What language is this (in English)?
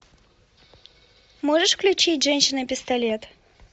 Russian